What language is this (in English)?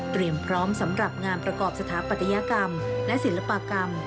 Thai